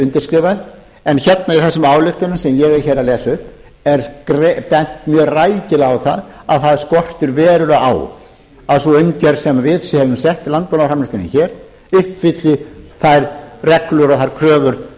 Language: Icelandic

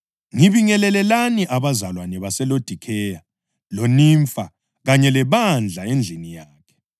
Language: North Ndebele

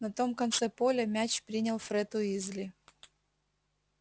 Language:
Russian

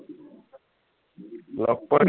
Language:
Assamese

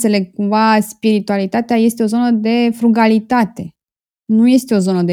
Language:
Romanian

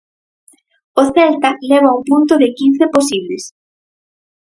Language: Galician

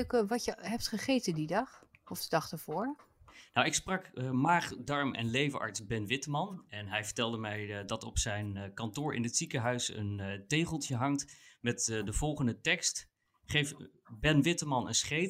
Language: Dutch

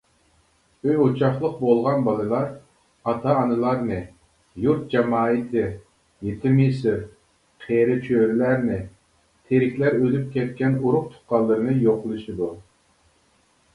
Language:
Uyghur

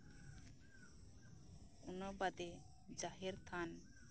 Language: Santali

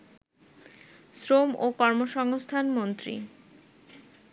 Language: Bangla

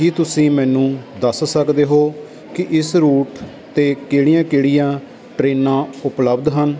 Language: Punjabi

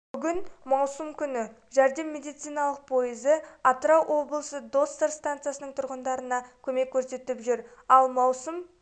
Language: Kazakh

